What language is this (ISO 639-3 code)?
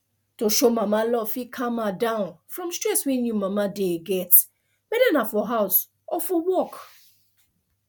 pcm